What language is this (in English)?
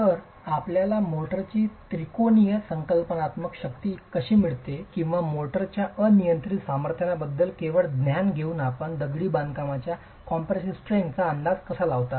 Marathi